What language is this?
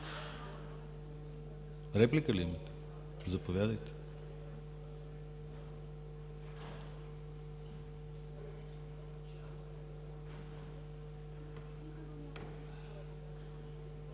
Bulgarian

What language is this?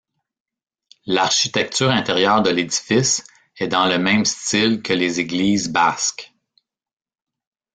French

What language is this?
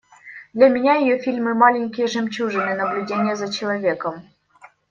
Russian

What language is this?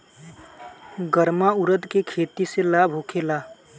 Bhojpuri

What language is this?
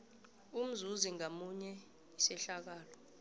South Ndebele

